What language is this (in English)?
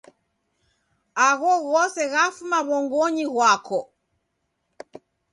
Taita